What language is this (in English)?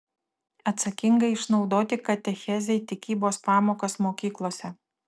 Lithuanian